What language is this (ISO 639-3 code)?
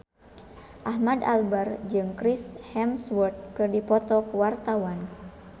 sun